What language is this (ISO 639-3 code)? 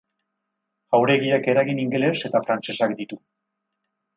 eus